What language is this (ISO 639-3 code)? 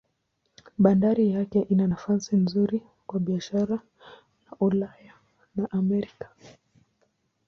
swa